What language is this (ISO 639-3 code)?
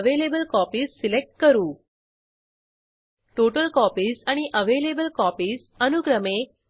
mar